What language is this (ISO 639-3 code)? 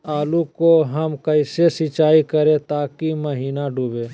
mag